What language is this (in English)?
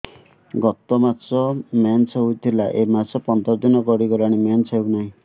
Odia